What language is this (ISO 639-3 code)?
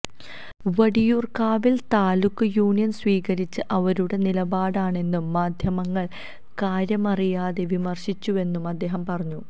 mal